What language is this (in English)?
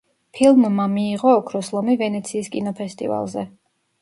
Georgian